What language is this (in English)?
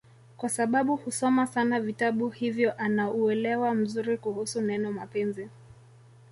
Swahili